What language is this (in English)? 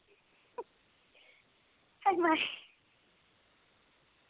Dogri